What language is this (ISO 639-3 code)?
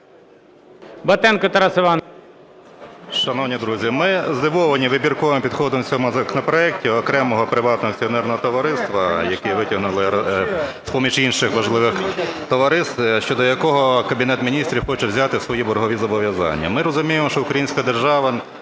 ukr